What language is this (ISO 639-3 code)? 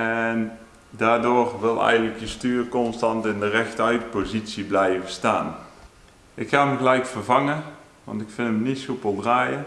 nld